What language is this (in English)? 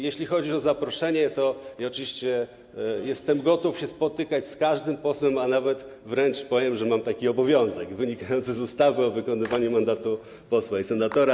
Polish